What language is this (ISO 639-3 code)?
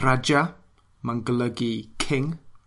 cym